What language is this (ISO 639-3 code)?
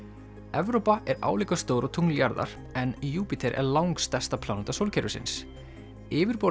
isl